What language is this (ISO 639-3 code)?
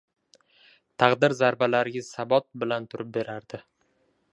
uzb